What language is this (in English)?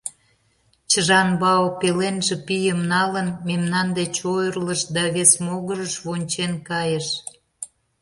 Mari